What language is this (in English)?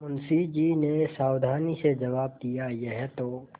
Hindi